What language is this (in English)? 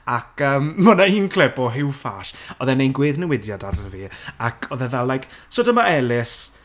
Welsh